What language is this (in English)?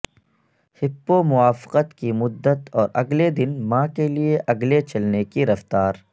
Urdu